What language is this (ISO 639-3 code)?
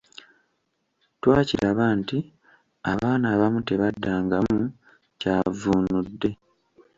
lug